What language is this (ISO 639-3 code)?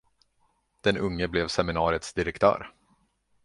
swe